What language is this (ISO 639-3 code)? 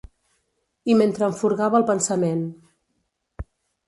cat